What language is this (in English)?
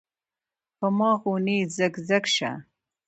Pashto